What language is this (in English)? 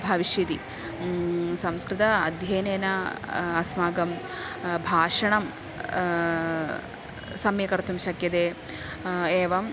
Sanskrit